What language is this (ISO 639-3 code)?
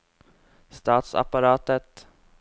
nor